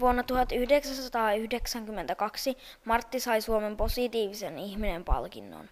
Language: Finnish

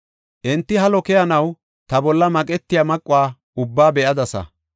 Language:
Gofa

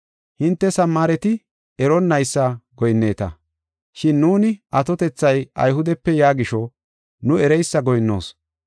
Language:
Gofa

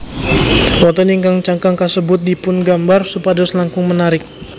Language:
Javanese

